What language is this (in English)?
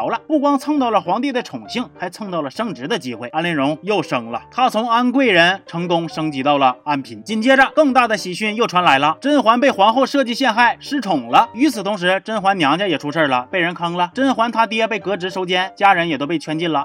Chinese